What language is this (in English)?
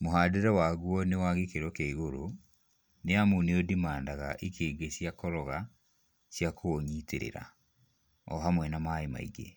Kikuyu